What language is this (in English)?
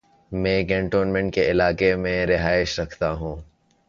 Urdu